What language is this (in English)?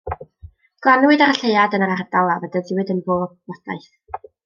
Welsh